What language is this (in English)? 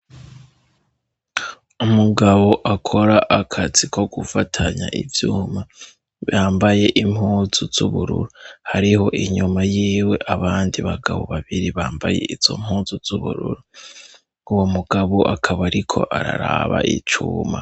Rundi